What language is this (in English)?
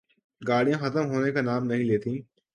Urdu